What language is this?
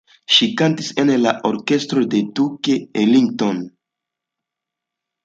Esperanto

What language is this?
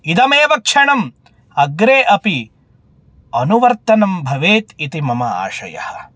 Sanskrit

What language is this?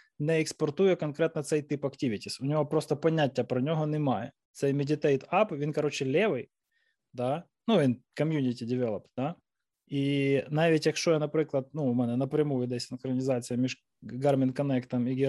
Ukrainian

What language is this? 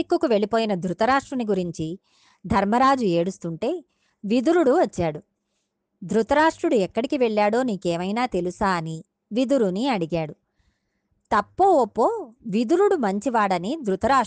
Telugu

